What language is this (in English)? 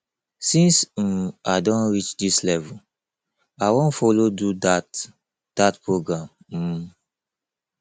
Nigerian Pidgin